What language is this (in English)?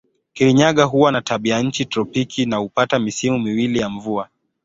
Swahili